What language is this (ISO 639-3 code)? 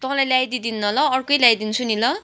nep